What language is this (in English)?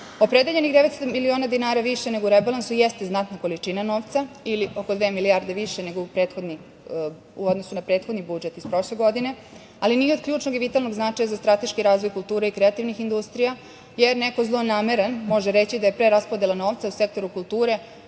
Serbian